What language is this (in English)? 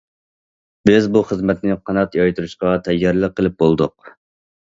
Uyghur